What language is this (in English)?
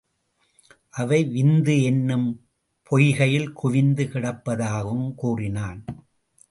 Tamil